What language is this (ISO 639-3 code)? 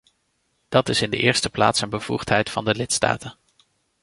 nld